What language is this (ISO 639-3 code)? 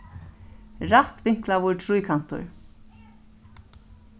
fao